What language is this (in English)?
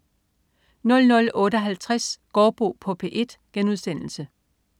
Danish